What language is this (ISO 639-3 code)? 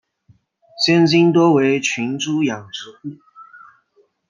zho